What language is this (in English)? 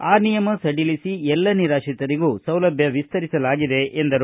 Kannada